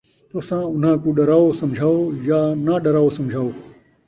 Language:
Saraiki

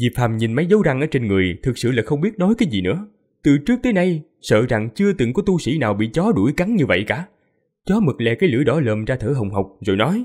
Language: Vietnamese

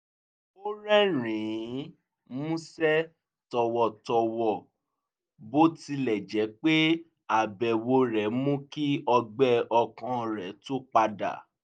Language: Yoruba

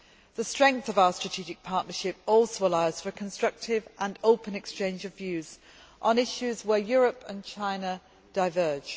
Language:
English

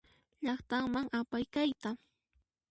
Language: Puno Quechua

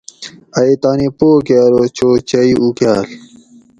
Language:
Gawri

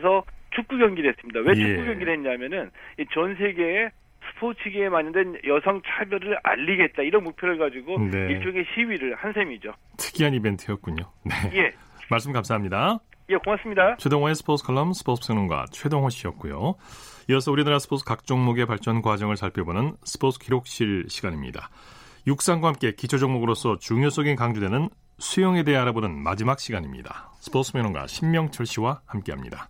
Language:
Korean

